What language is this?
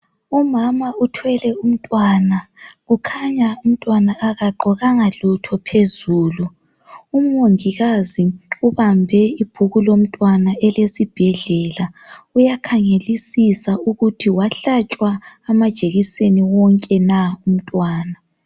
North Ndebele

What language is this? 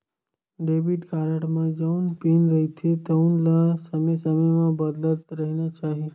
Chhattisgarhi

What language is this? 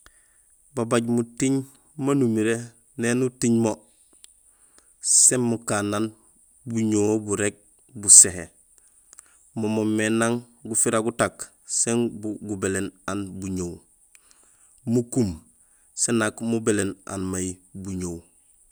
Gusilay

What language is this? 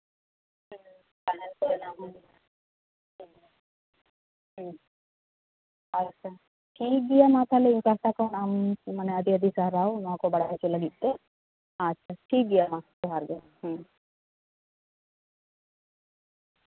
Santali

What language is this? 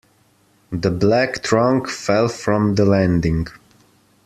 English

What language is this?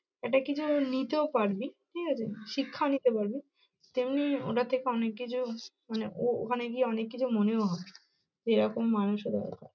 Bangla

